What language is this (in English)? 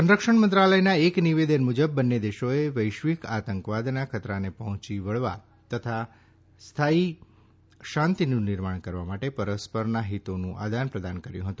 Gujarati